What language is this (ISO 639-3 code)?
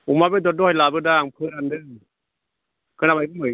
brx